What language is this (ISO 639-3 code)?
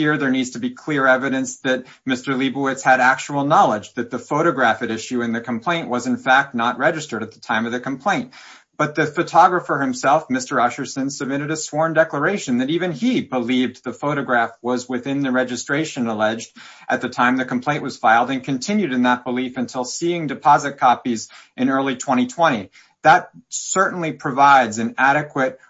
eng